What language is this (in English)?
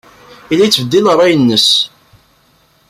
Kabyle